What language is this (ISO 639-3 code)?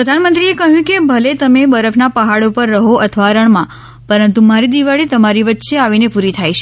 guj